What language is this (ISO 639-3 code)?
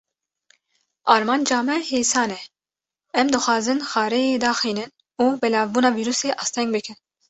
kur